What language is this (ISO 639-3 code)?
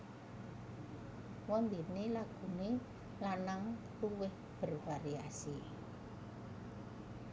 jav